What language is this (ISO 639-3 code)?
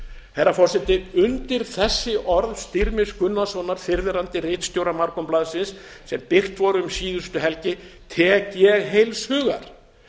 isl